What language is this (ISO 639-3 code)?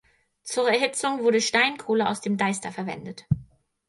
deu